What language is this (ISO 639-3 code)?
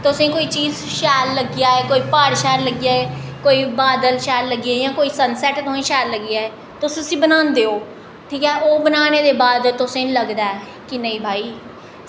doi